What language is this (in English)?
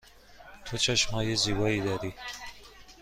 Persian